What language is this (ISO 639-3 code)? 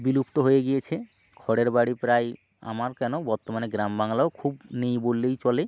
ben